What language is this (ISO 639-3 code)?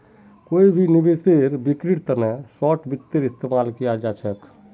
mag